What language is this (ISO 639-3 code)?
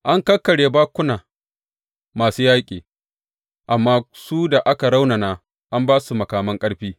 hau